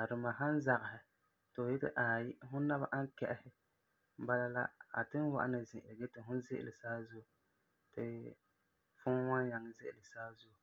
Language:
Frafra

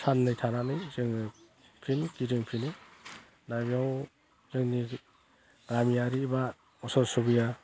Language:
Bodo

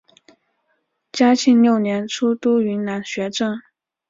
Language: Chinese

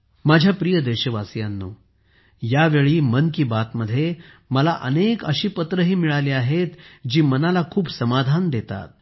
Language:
Marathi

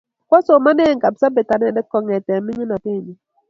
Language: Kalenjin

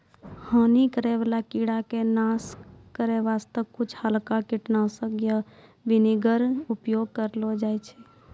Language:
Maithili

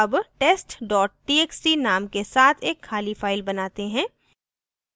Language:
Hindi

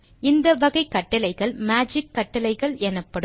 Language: Tamil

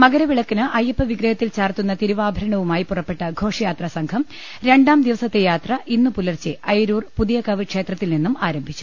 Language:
Malayalam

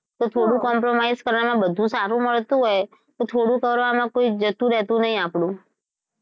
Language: Gujarati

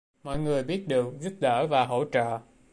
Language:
Vietnamese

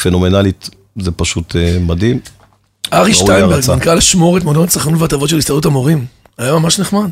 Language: Hebrew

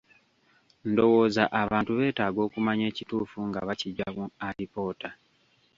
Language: Ganda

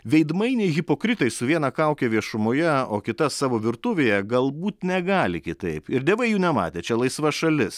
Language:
Lithuanian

